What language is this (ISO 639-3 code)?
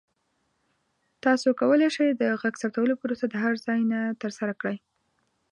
pus